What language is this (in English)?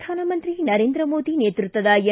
Kannada